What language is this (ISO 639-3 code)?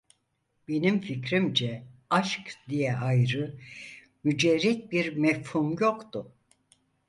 tur